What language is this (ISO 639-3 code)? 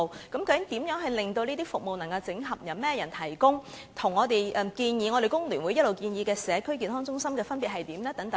yue